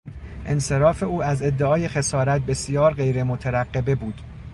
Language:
Persian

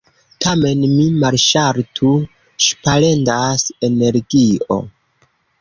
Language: Esperanto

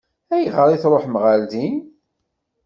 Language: Kabyle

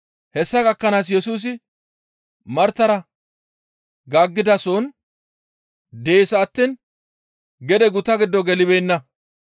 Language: Gamo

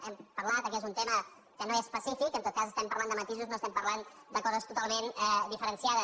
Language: Catalan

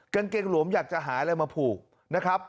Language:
Thai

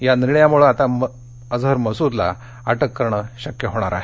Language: Marathi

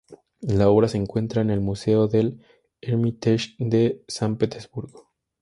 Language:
Spanish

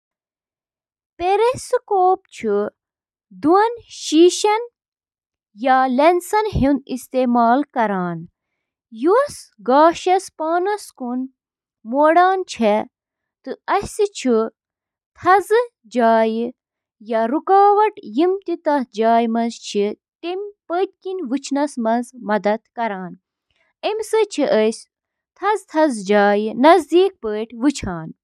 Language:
Kashmiri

